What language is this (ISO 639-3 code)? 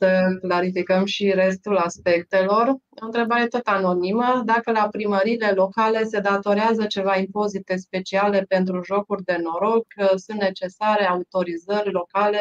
ron